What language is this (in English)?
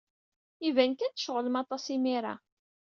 Kabyle